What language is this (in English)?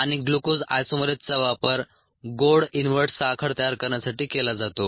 Marathi